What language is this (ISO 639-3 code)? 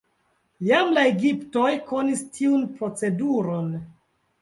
epo